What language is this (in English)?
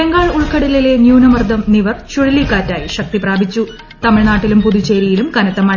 Malayalam